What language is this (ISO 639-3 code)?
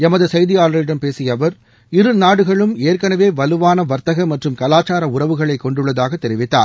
tam